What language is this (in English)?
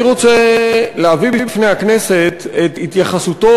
Hebrew